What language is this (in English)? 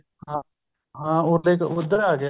Punjabi